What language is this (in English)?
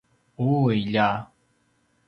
Paiwan